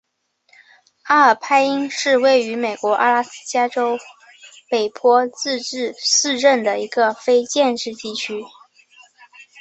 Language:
Chinese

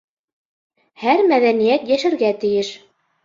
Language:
Bashkir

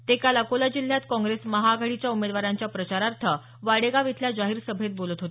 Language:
Marathi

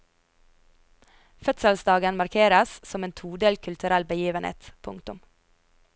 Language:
Norwegian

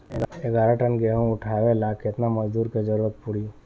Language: Bhojpuri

